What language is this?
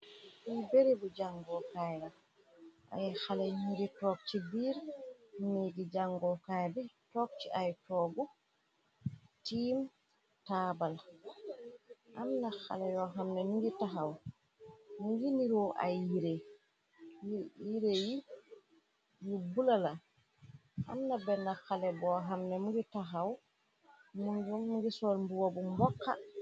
Wolof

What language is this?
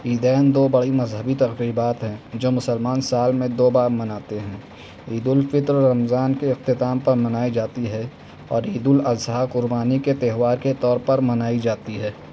Urdu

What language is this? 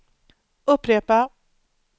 Swedish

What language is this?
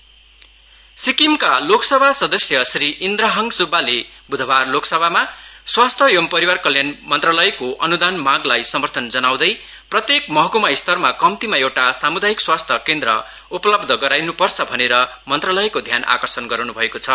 Nepali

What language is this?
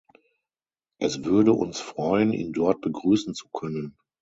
German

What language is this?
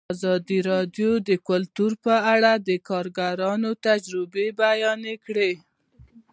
Pashto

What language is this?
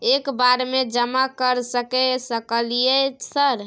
Maithili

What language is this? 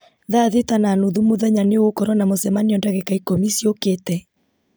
Kikuyu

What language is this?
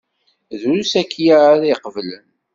Kabyle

